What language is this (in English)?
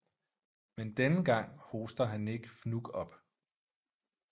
Danish